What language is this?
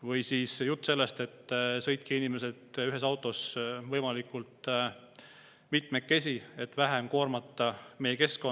Estonian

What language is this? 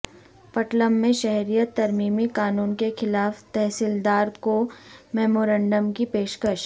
Urdu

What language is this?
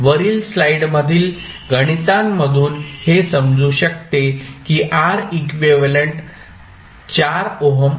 Marathi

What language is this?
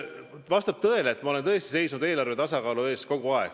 Estonian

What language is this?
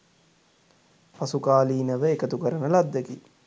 Sinhala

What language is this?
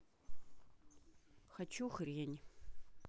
Russian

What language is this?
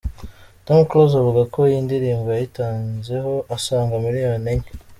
Kinyarwanda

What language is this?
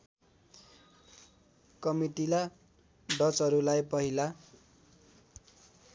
Nepali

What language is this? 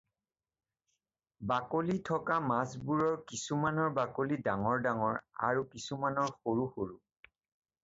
Assamese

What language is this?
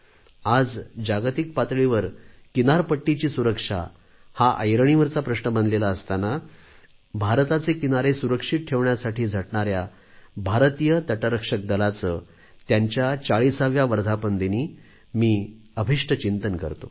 Marathi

